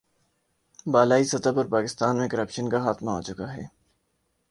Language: Urdu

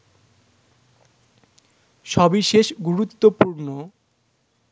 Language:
Bangla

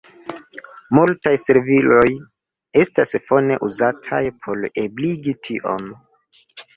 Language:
Esperanto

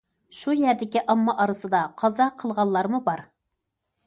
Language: Uyghur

